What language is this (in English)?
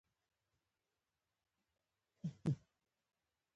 Pashto